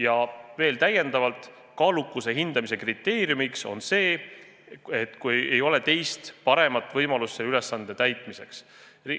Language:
Estonian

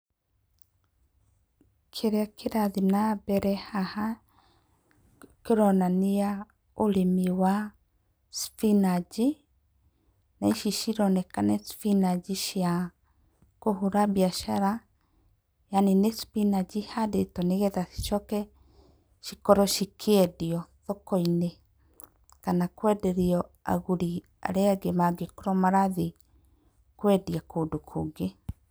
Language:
Kikuyu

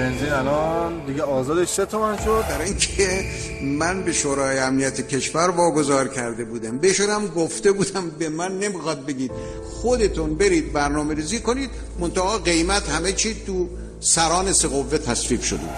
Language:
Persian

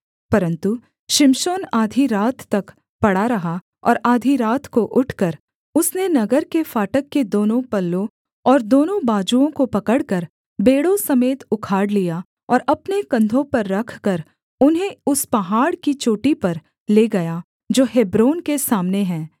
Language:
Hindi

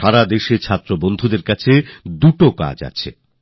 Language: Bangla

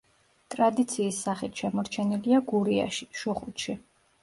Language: Georgian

